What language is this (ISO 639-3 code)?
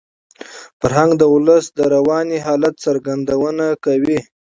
pus